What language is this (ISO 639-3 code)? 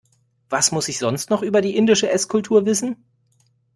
deu